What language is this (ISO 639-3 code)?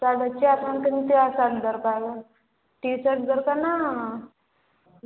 ori